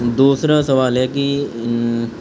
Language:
Urdu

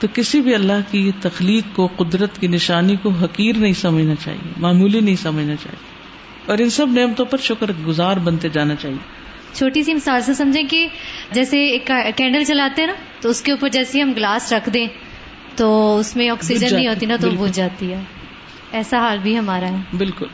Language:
Urdu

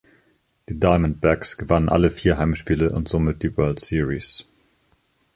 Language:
German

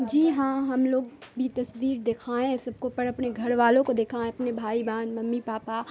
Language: Urdu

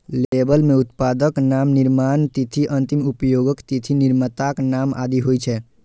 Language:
Maithili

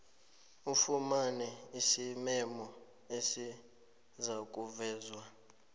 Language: South Ndebele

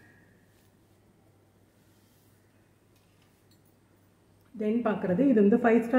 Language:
Tamil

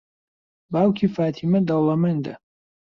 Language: Central Kurdish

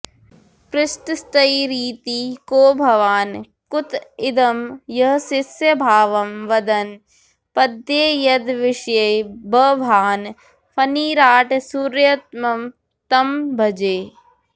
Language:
Sanskrit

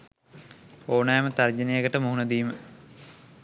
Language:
Sinhala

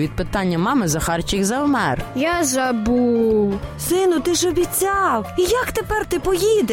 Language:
Ukrainian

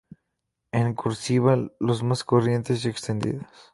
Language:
Spanish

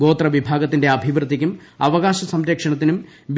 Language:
Malayalam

